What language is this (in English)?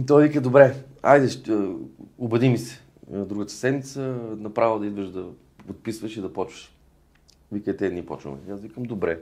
Bulgarian